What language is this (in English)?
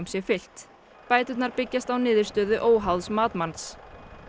Icelandic